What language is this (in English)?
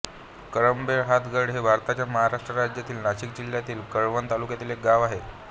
Marathi